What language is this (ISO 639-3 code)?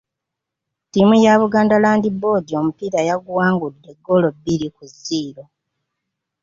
lug